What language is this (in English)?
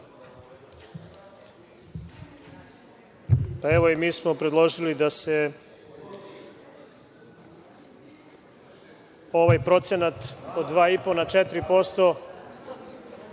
Serbian